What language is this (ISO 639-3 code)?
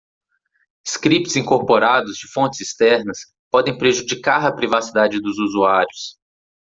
por